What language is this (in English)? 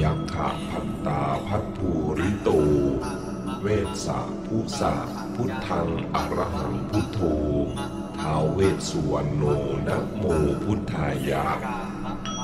Thai